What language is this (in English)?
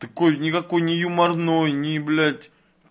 Russian